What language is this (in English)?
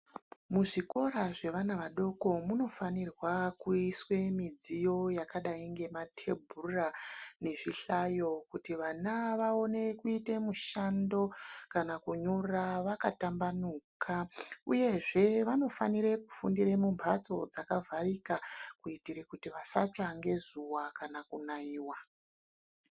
Ndau